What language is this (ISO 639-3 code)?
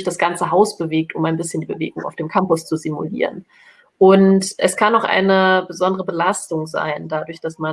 deu